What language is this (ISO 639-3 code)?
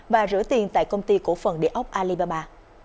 vie